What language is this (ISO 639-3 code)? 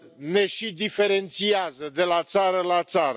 ron